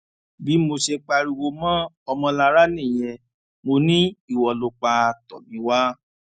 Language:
Yoruba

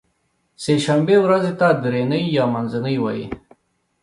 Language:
Pashto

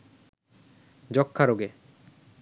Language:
Bangla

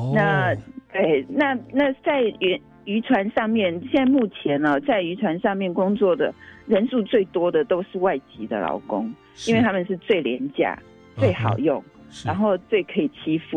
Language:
Chinese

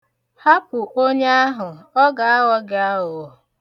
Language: Igbo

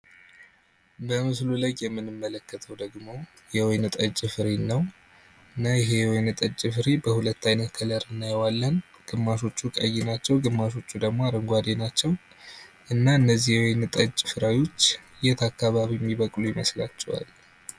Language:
Amharic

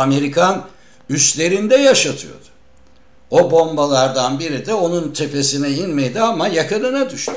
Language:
Turkish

